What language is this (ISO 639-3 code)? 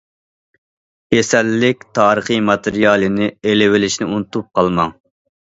uig